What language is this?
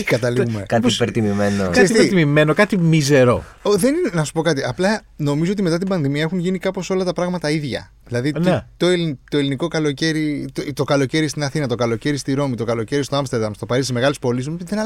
Greek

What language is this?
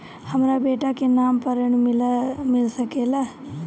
Bhojpuri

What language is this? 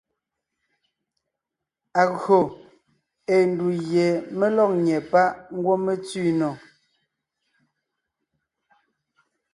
Ngiemboon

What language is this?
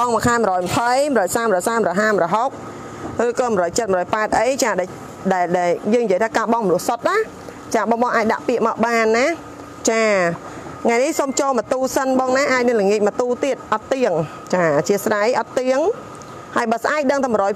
Thai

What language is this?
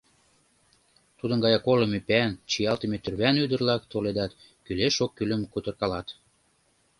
Mari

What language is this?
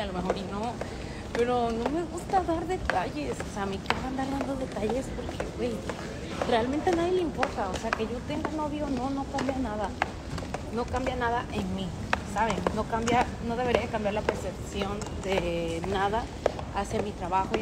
Spanish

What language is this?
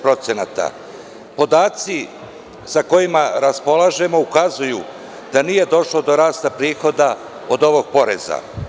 Serbian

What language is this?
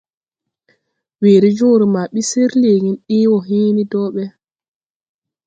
Tupuri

